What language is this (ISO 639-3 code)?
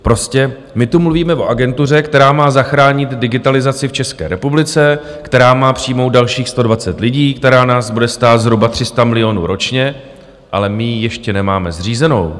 ces